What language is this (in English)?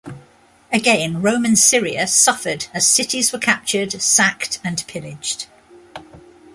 English